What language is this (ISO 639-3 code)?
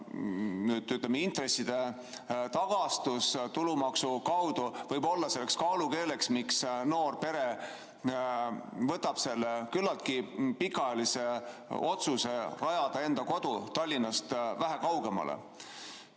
est